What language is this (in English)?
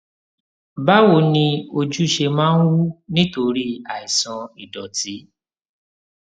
Yoruba